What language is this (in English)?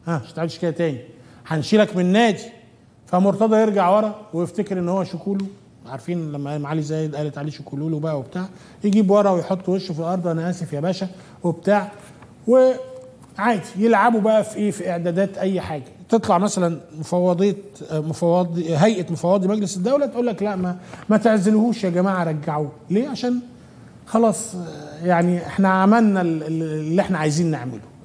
Arabic